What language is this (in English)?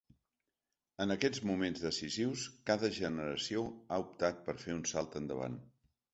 Catalan